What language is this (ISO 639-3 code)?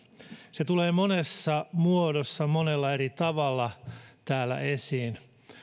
fin